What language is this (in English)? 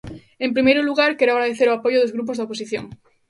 Galician